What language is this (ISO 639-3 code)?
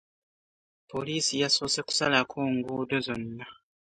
lug